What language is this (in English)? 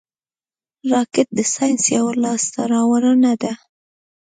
Pashto